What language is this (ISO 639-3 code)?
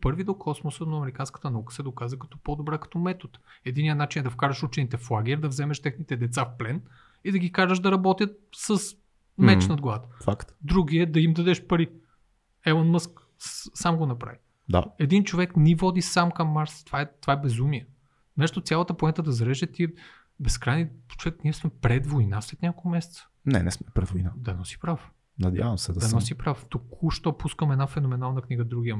bul